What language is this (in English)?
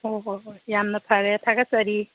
Manipuri